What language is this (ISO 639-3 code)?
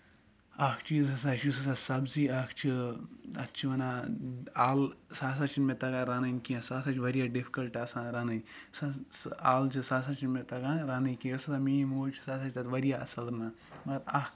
kas